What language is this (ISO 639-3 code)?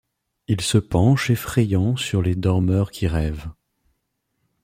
fra